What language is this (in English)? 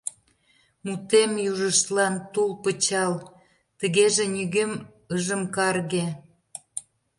Mari